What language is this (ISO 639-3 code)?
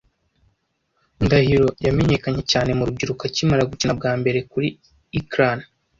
kin